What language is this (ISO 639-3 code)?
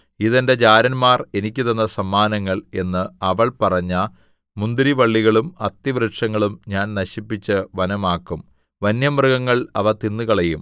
mal